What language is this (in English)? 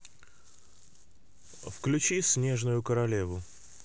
Russian